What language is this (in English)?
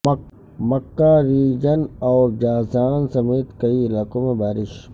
Urdu